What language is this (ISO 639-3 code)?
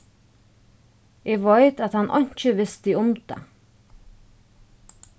fao